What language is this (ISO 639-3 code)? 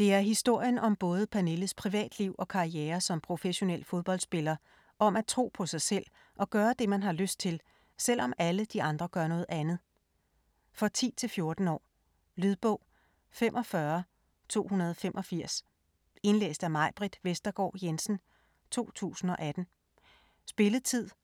dan